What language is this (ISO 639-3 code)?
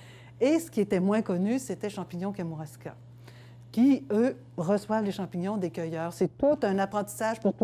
fra